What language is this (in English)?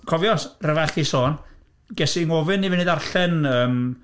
Welsh